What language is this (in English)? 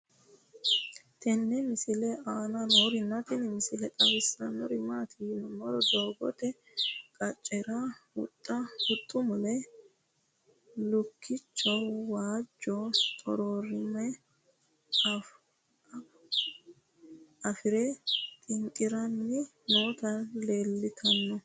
Sidamo